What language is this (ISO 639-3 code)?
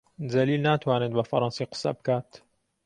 ckb